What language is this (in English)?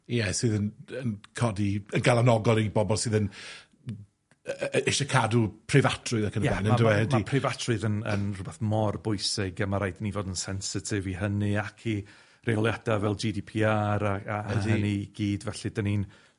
Welsh